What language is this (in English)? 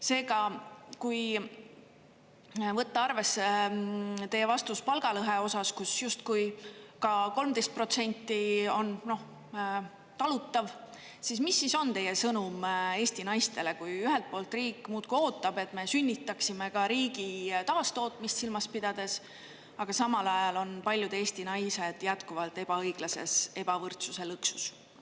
Estonian